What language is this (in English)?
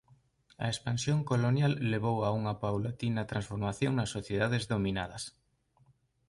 Galician